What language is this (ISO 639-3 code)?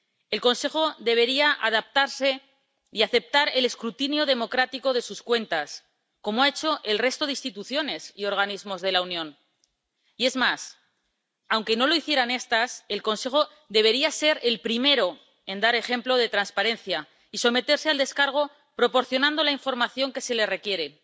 spa